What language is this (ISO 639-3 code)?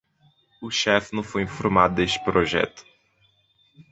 por